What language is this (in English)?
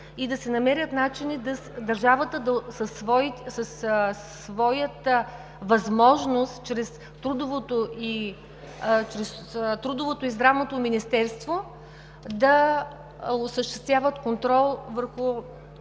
Bulgarian